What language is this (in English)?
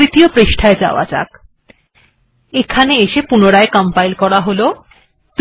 Bangla